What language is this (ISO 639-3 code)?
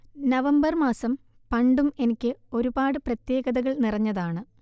mal